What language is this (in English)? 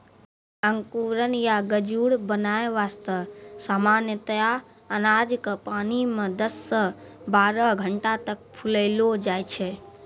Maithili